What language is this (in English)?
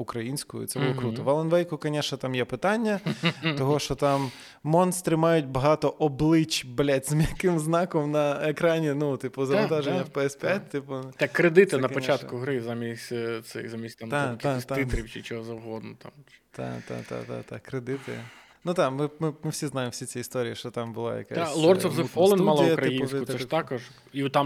Ukrainian